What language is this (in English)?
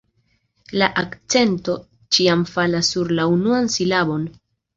Esperanto